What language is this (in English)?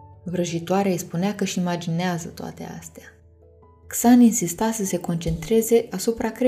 Romanian